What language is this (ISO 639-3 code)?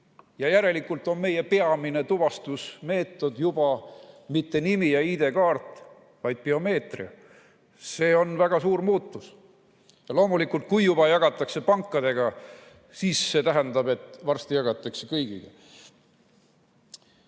est